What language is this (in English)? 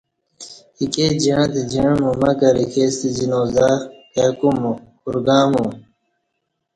Kati